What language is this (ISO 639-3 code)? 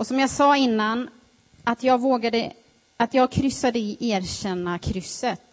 swe